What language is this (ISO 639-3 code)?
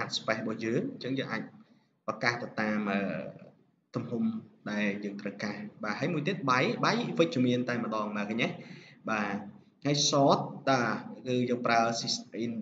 vie